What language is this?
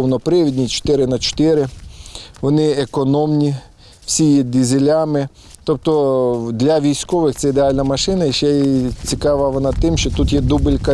Ukrainian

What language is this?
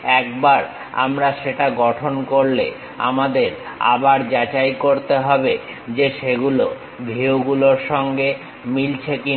Bangla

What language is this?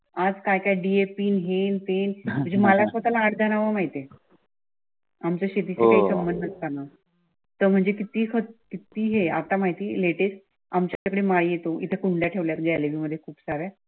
Marathi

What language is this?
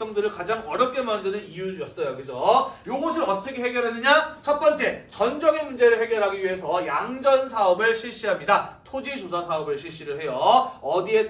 Korean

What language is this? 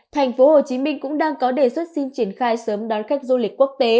Vietnamese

